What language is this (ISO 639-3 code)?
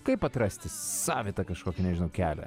lit